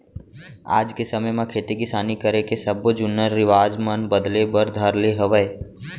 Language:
Chhattisgarhi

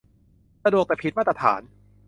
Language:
Thai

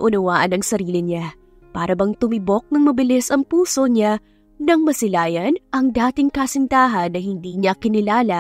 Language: Filipino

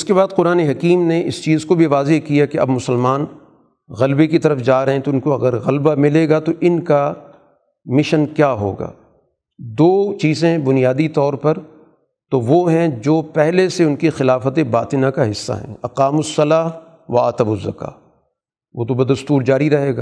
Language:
Urdu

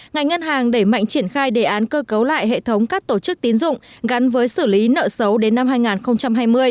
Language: Vietnamese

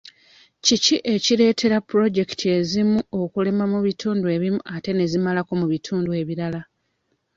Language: Ganda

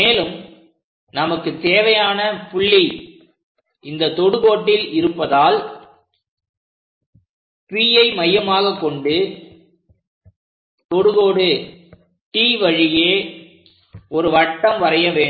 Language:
Tamil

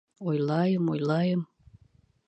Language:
Bashkir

